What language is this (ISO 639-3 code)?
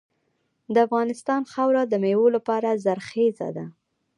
pus